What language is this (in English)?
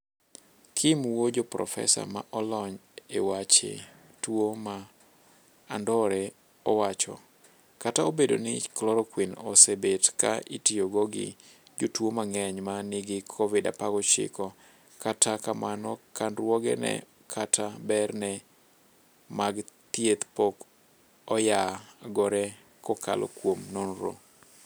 Luo (Kenya and Tanzania)